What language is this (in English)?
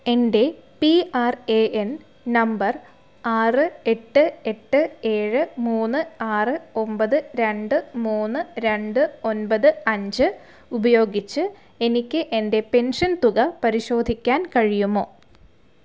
Malayalam